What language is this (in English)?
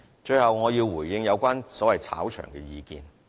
Cantonese